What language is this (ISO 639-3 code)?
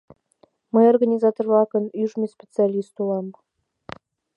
chm